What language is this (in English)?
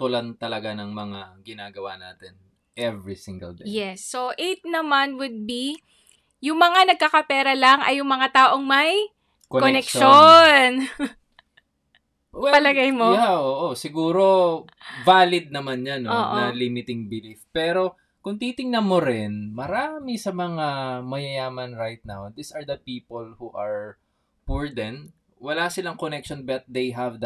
Filipino